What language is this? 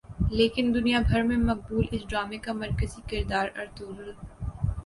Urdu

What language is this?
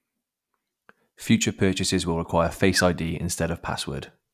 English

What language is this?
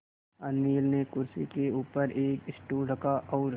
Hindi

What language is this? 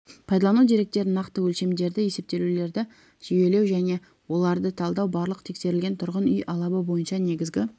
Kazakh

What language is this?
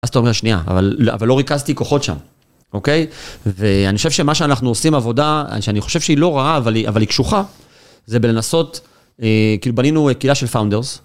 Hebrew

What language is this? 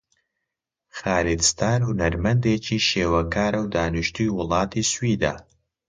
Central Kurdish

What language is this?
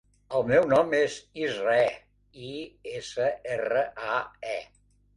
Catalan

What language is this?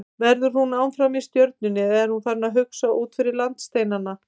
Icelandic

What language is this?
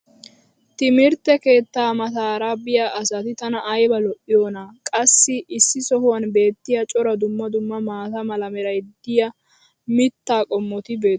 Wolaytta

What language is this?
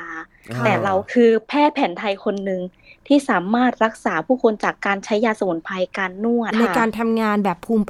Thai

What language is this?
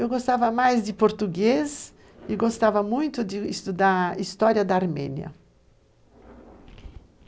Portuguese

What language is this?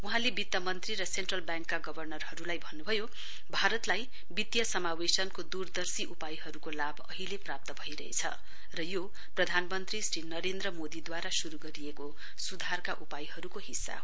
Nepali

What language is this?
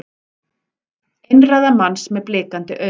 Icelandic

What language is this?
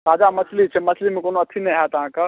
Maithili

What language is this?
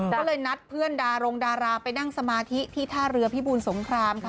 Thai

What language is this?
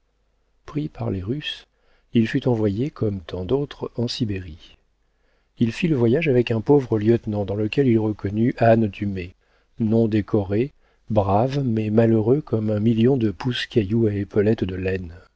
French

